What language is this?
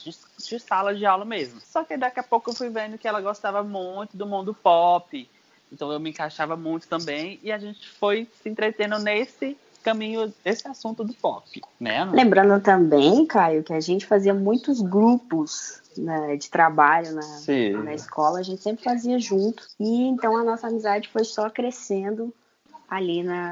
Portuguese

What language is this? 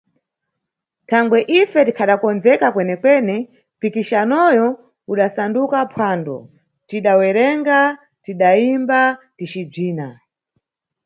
Nyungwe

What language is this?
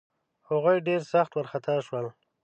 Pashto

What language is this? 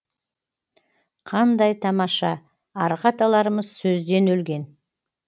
Kazakh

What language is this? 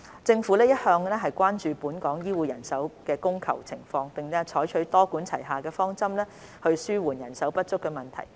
Cantonese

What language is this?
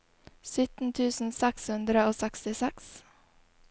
Norwegian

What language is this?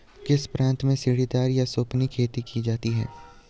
Hindi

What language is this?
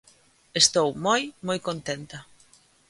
Galician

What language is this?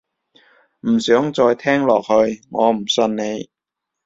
Cantonese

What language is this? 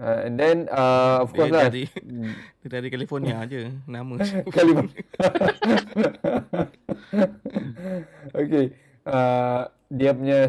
Malay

